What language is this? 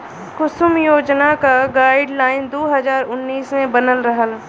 Bhojpuri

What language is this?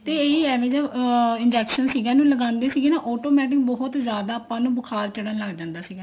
Punjabi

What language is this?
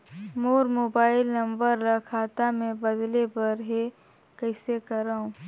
Chhattisgarhi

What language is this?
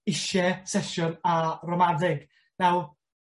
Welsh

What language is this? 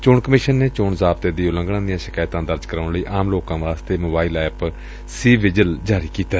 Punjabi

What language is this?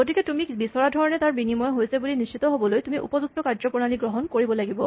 Assamese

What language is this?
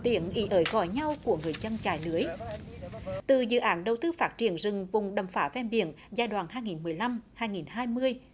Vietnamese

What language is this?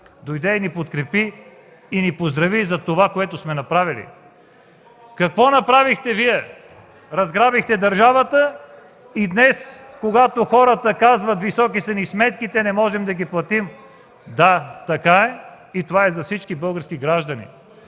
Bulgarian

